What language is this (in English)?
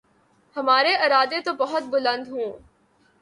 Urdu